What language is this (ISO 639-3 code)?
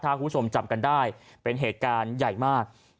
tha